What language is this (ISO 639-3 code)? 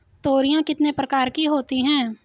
hin